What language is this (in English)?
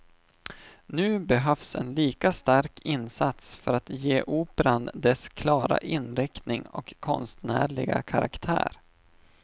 Swedish